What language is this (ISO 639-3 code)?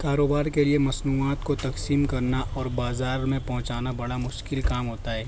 urd